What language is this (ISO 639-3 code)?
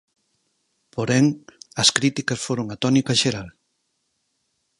glg